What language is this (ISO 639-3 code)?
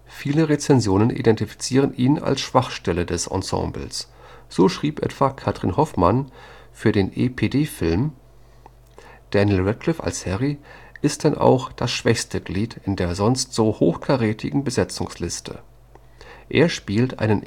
deu